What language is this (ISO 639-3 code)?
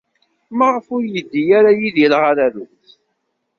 kab